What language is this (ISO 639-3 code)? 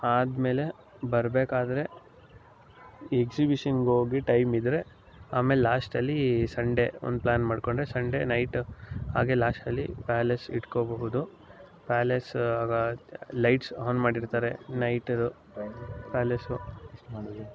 kan